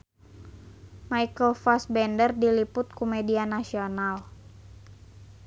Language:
Sundanese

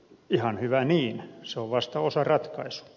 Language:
Finnish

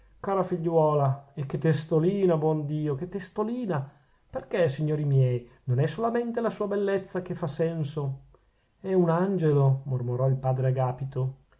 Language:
Italian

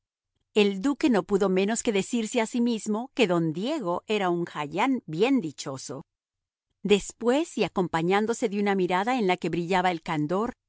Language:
Spanish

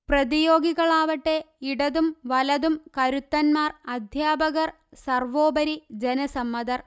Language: Malayalam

